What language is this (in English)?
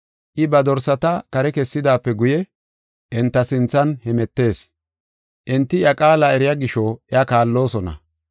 Gofa